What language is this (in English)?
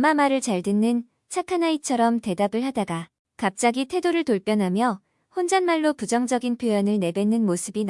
Korean